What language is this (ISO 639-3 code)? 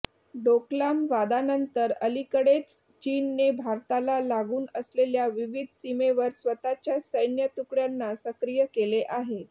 mar